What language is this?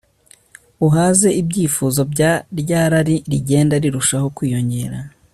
Kinyarwanda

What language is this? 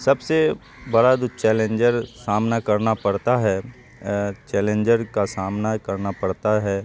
Urdu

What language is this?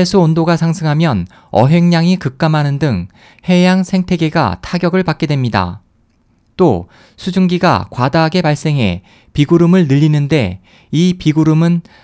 Korean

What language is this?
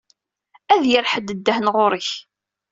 Kabyle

